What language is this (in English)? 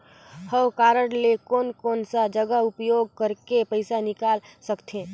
Chhattisgarhi